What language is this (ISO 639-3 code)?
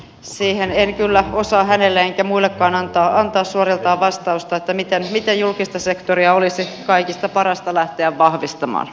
fin